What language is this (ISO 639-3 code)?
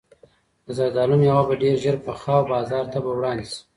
pus